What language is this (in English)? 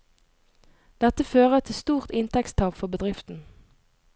Norwegian